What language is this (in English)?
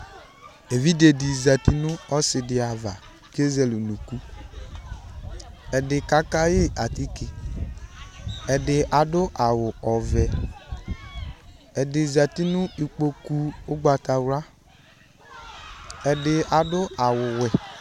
Ikposo